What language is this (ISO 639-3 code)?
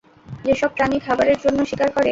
ben